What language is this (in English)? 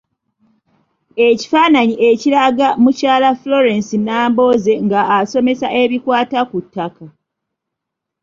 Ganda